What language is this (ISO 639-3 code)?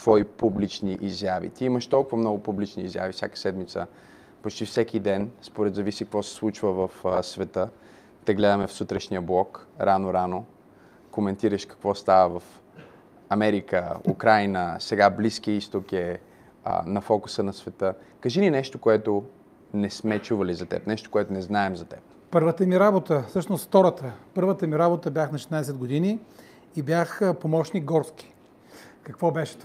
bul